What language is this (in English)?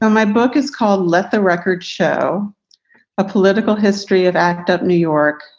English